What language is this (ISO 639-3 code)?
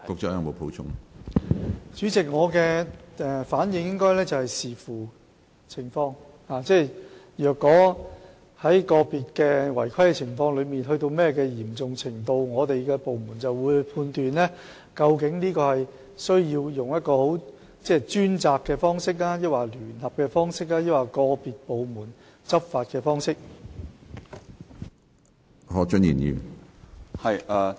yue